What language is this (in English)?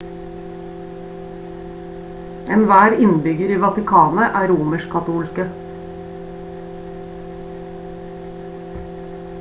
Norwegian Bokmål